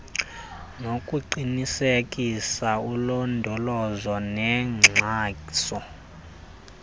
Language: Xhosa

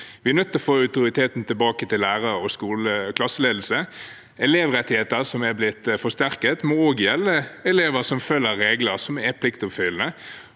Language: Norwegian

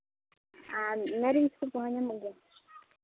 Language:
Santali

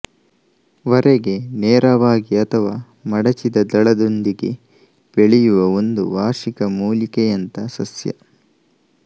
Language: Kannada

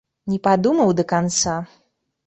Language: Belarusian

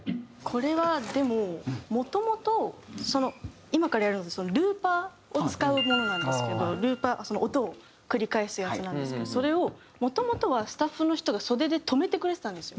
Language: Japanese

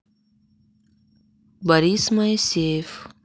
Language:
Russian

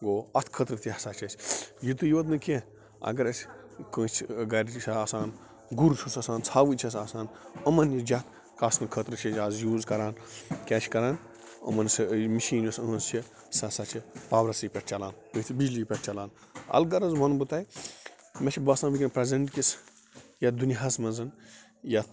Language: Kashmiri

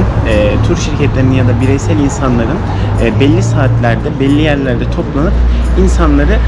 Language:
Turkish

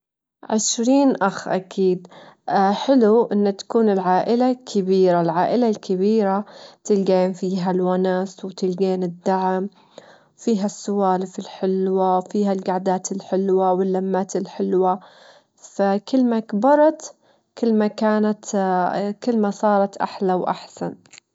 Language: Gulf Arabic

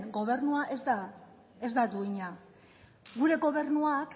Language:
Basque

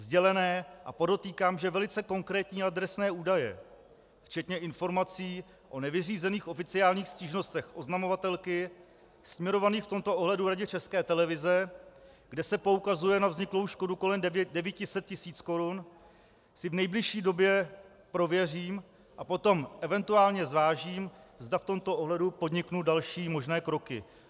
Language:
Czech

